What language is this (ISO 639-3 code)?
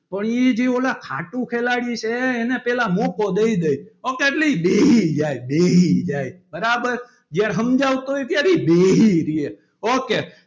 guj